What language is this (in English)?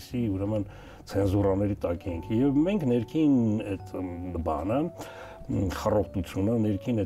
Turkish